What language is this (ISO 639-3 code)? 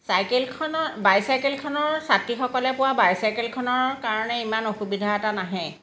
asm